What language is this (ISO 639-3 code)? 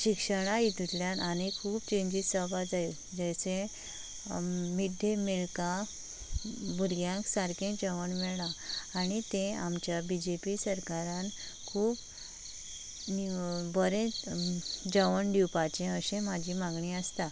kok